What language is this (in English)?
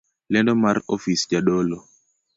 Luo (Kenya and Tanzania)